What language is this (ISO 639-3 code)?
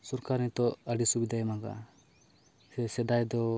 sat